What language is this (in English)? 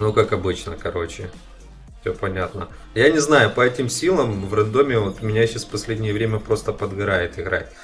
Russian